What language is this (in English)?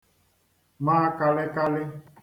Igbo